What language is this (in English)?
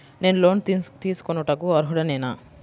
Telugu